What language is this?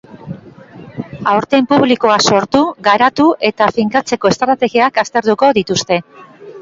Basque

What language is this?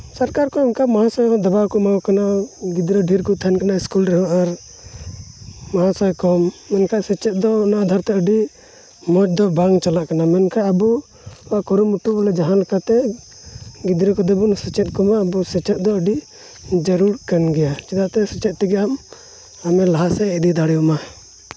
Santali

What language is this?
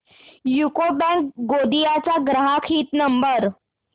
Marathi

